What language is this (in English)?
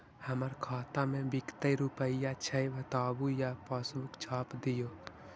Magahi